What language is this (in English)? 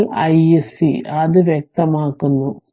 Malayalam